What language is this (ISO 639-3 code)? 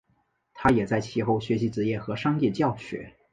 zho